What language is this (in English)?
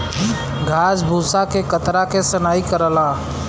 Bhojpuri